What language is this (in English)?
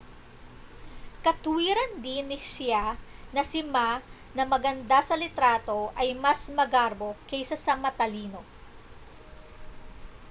Filipino